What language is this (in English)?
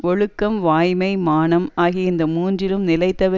Tamil